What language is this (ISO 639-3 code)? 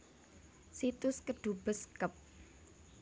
jav